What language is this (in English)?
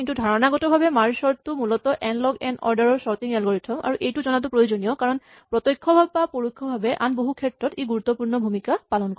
Assamese